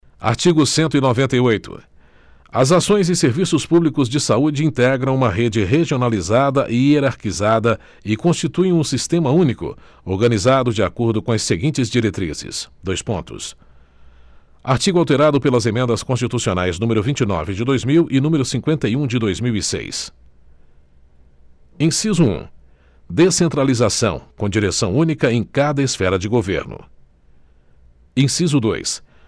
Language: Portuguese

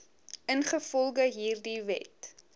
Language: Afrikaans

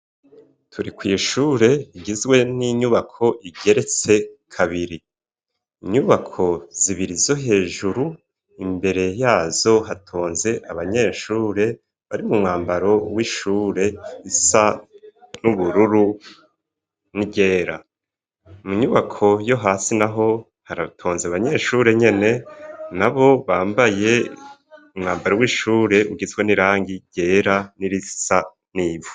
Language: Rundi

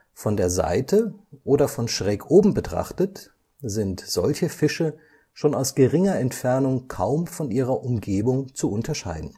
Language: German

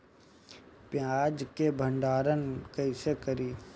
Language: Bhojpuri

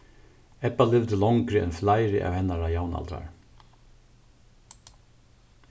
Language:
Faroese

